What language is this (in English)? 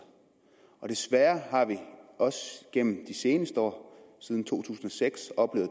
Danish